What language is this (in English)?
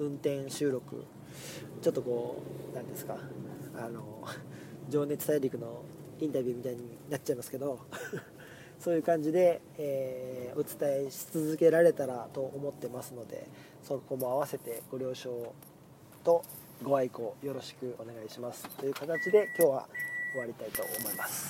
Japanese